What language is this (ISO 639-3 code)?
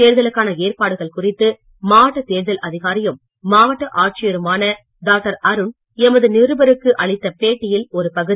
tam